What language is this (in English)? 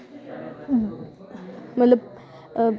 Dogri